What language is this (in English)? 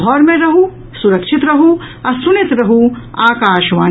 Maithili